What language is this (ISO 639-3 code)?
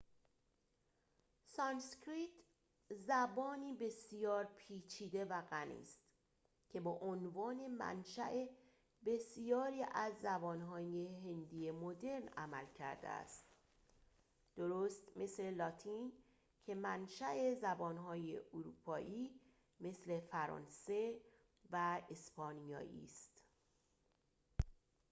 fas